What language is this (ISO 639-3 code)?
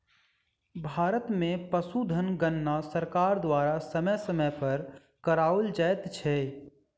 mai